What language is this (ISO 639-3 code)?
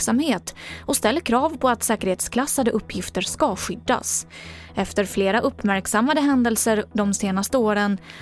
swe